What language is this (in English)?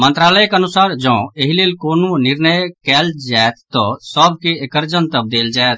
Maithili